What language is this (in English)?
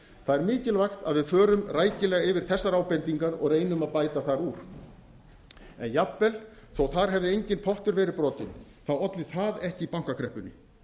Icelandic